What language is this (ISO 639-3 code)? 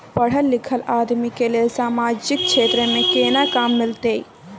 mai